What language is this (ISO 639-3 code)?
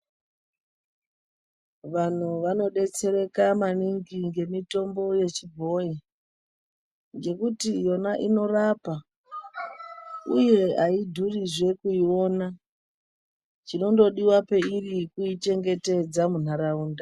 ndc